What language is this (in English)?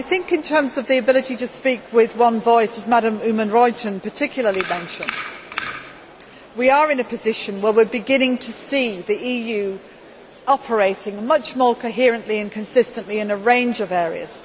English